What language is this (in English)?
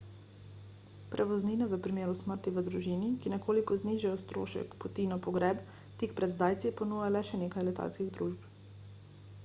Slovenian